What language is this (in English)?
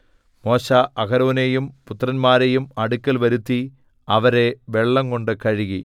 Malayalam